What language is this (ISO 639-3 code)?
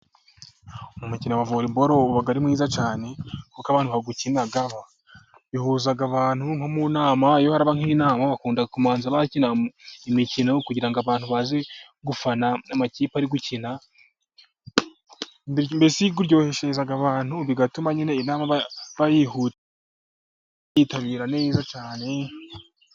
kin